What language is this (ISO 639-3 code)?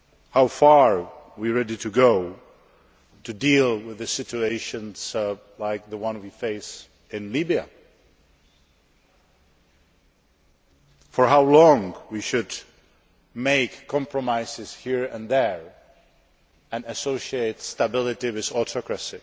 eng